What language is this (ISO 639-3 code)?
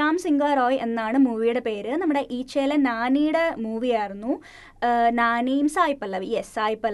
mal